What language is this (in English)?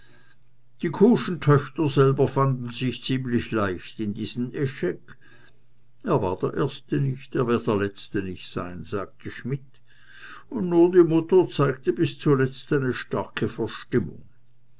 German